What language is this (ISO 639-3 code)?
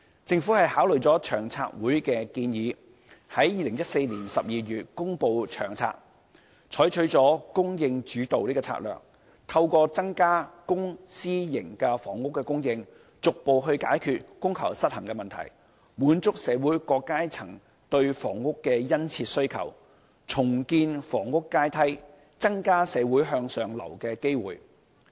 yue